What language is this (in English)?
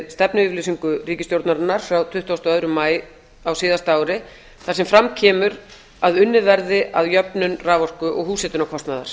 Icelandic